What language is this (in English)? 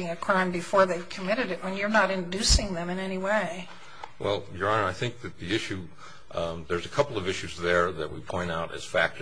English